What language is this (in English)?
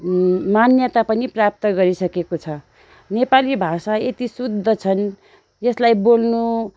Nepali